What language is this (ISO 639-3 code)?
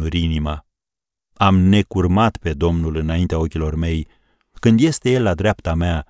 ron